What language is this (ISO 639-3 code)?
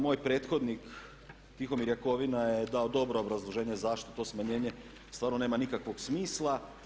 hrv